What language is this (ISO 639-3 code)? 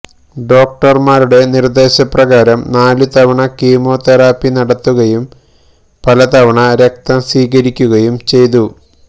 mal